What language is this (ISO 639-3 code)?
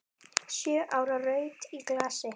isl